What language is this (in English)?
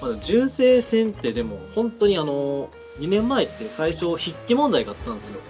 Japanese